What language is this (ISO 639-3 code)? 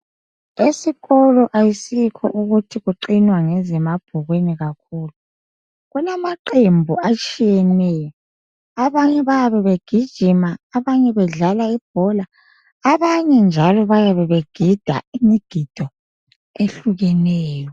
nde